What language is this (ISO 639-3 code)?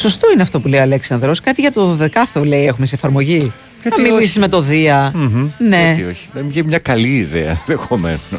ell